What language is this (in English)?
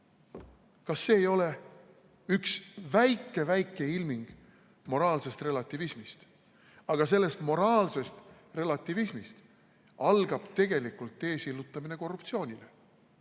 Estonian